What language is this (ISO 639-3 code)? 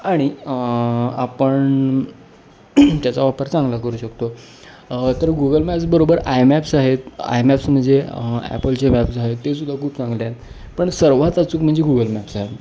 mar